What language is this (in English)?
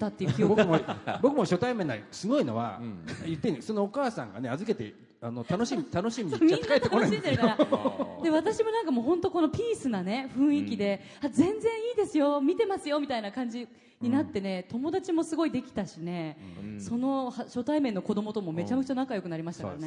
Japanese